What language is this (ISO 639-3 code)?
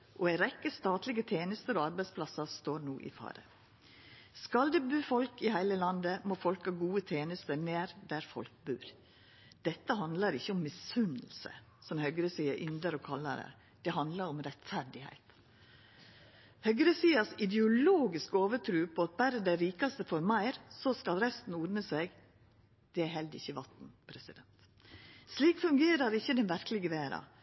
nno